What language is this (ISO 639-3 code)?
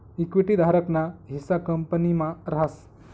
mar